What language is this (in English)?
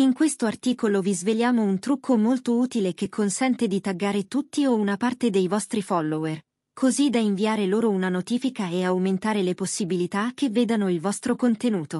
Italian